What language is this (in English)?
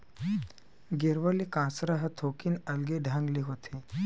Chhattisgarhi